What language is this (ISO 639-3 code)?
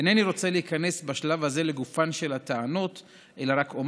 heb